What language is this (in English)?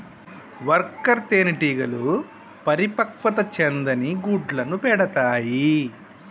Telugu